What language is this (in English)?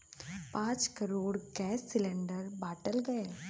Bhojpuri